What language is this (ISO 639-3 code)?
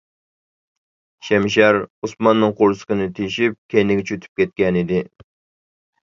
uig